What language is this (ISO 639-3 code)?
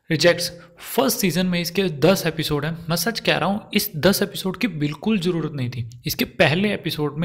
hin